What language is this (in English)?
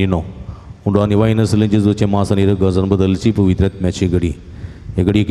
Marathi